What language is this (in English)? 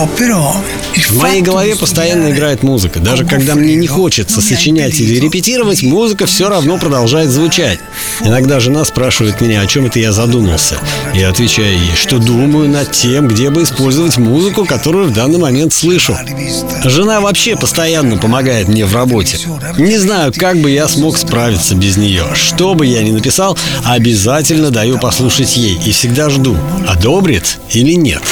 Russian